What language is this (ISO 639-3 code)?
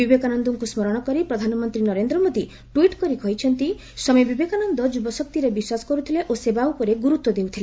ori